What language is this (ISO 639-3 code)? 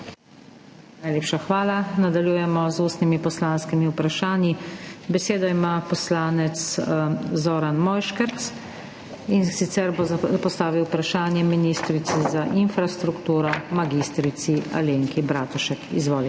slv